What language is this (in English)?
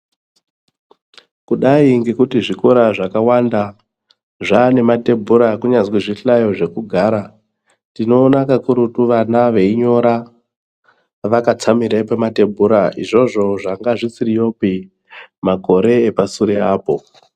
Ndau